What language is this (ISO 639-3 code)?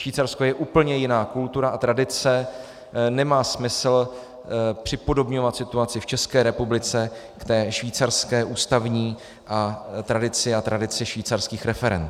ces